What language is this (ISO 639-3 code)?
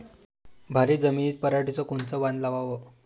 mar